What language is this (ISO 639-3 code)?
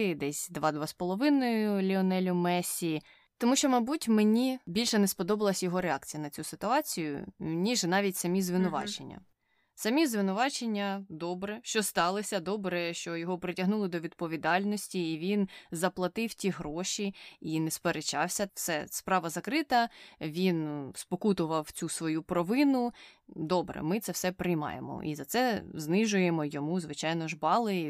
ukr